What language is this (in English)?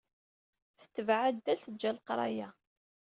Kabyle